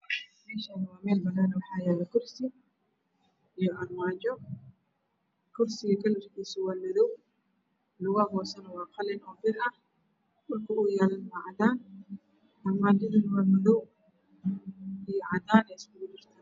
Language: Somali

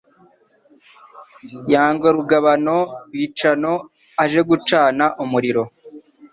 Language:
Kinyarwanda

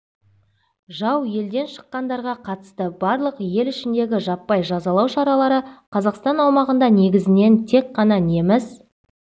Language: Kazakh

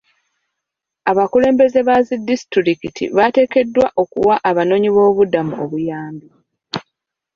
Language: Ganda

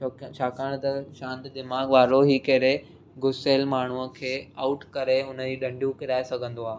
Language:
Sindhi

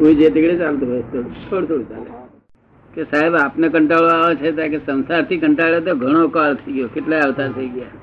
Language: Gujarati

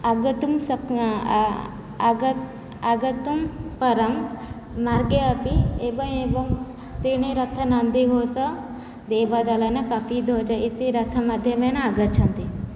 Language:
Sanskrit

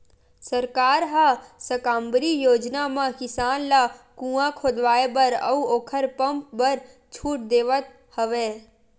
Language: Chhattisgarhi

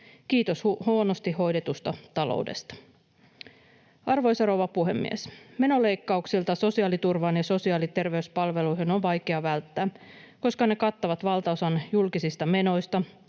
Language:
Finnish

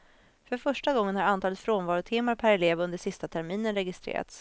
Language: Swedish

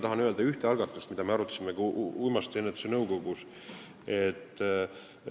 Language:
Estonian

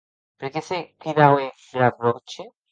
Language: Occitan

